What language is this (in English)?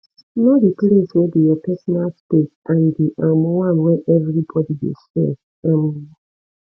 Nigerian Pidgin